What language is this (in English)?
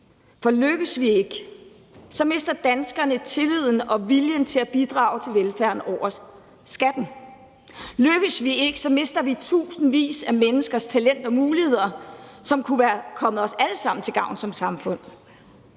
Danish